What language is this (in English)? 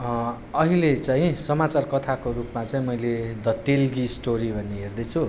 Nepali